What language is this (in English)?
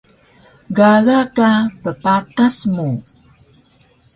Taroko